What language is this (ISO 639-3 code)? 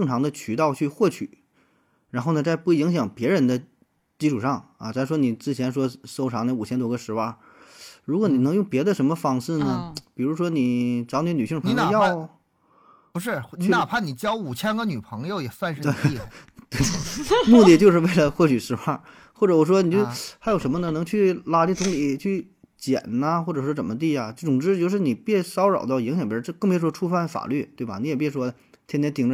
zho